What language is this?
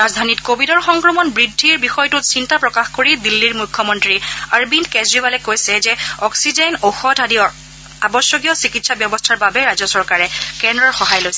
Assamese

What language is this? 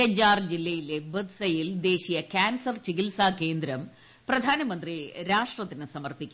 Malayalam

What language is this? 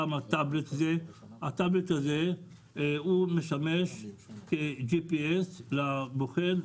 Hebrew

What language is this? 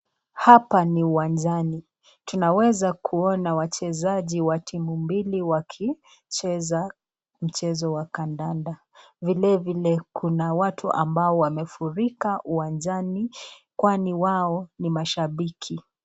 Swahili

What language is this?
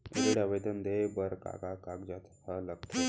Chhattisgarhi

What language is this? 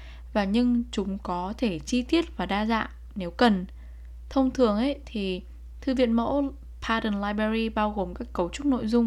Vietnamese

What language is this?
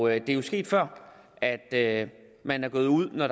Danish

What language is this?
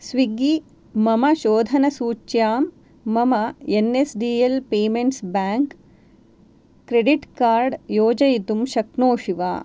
Sanskrit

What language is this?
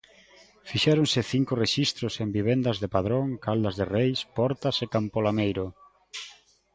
Galician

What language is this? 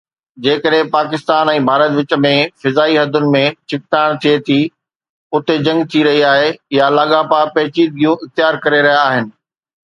Sindhi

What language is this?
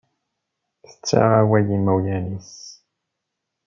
Kabyle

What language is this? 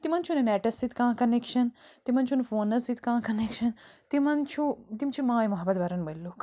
Kashmiri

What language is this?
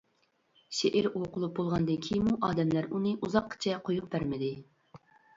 Uyghur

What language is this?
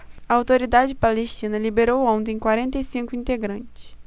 Portuguese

